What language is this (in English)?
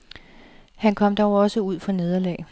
Danish